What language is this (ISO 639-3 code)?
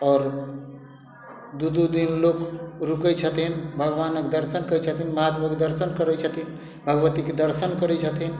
mai